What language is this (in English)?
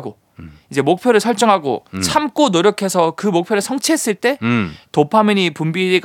Korean